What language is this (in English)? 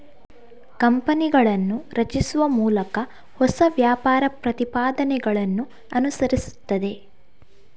Kannada